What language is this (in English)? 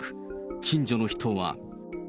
Japanese